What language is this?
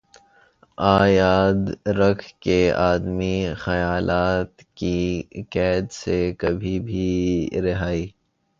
Urdu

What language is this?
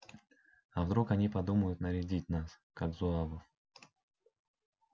Russian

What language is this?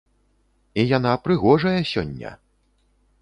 Belarusian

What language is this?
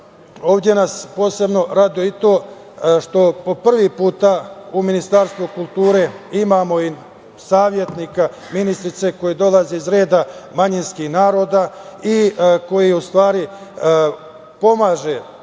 Serbian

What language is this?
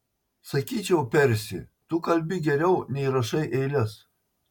Lithuanian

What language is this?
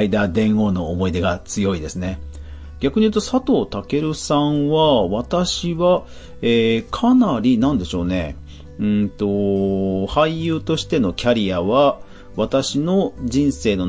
Japanese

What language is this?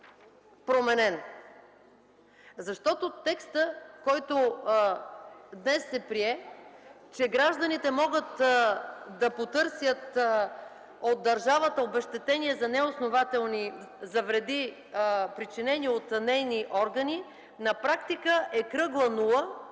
Bulgarian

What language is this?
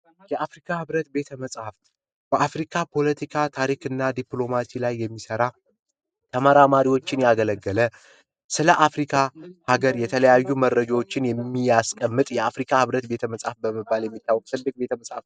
Amharic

